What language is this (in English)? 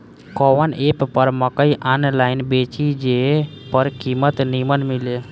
Bhojpuri